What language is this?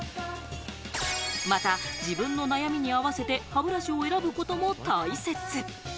Japanese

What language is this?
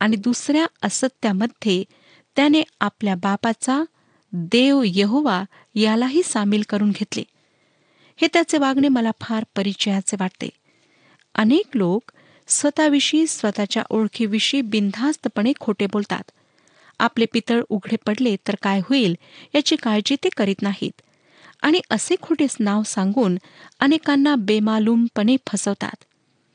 Marathi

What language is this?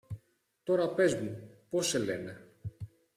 Greek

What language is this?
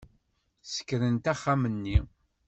Kabyle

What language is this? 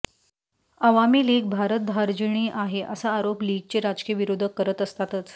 Marathi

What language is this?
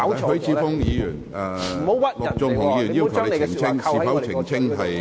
Cantonese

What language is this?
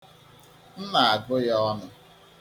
Igbo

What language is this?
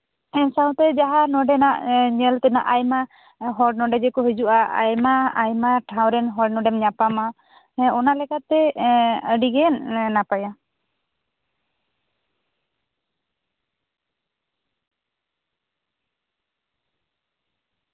Santali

